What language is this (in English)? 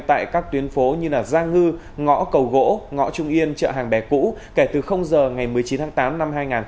Vietnamese